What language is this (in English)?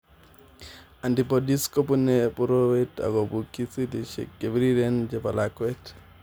Kalenjin